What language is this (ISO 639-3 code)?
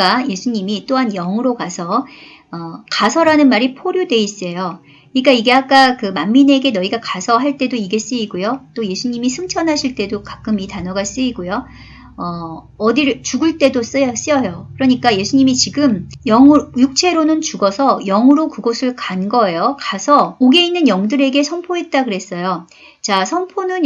kor